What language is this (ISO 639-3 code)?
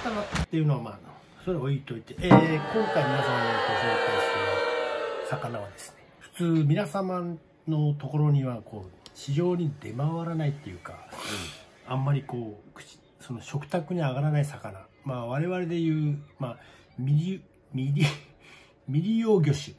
jpn